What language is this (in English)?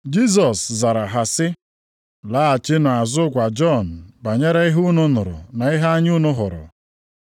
Igbo